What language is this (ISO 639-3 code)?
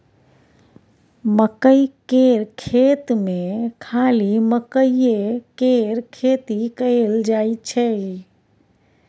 mai